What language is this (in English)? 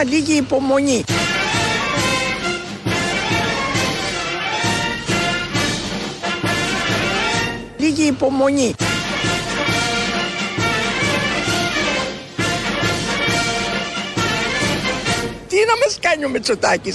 Greek